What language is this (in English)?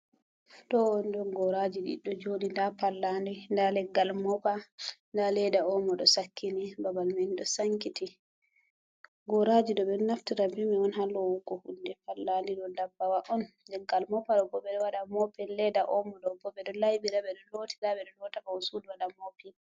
Fula